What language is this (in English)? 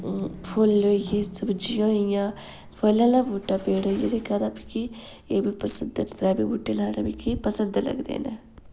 Dogri